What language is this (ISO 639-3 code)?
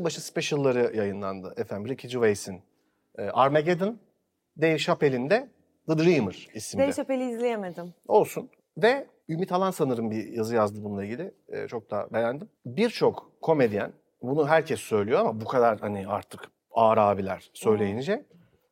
tur